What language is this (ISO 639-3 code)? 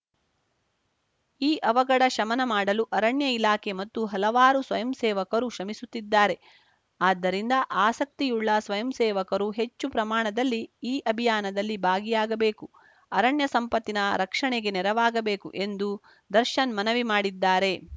kan